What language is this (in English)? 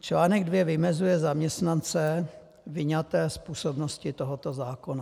Czech